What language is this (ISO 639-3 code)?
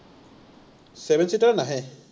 asm